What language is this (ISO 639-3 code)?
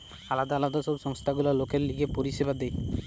ben